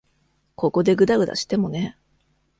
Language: Japanese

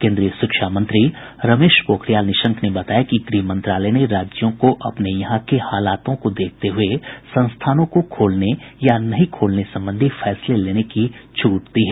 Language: Hindi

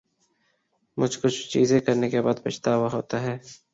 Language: Urdu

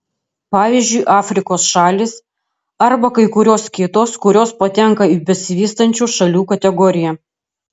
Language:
Lithuanian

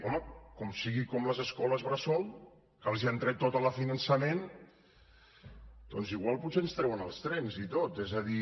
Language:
Catalan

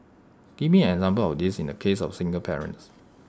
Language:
English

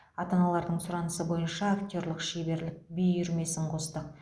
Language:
Kazakh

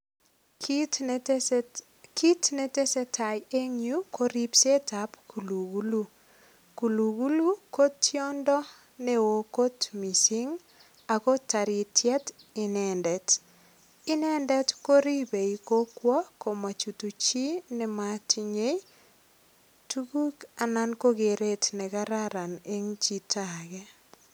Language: Kalenjin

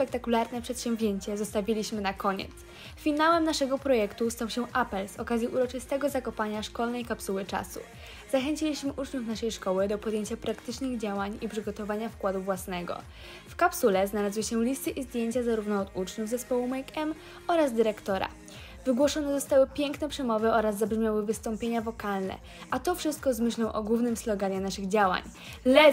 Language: Polish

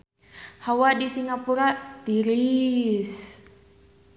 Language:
Sundanese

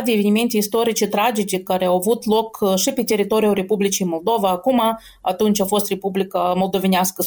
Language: Romanian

